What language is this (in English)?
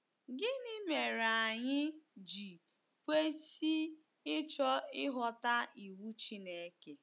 Igbo